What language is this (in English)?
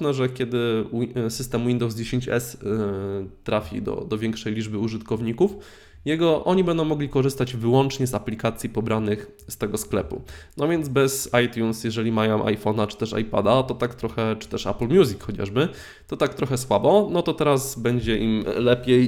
Polish